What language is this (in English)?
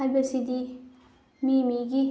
Manipuri